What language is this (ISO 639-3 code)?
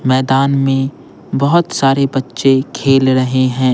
hin